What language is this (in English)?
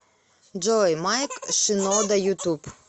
Russian